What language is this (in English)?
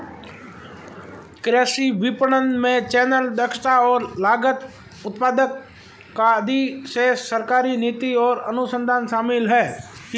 Hindi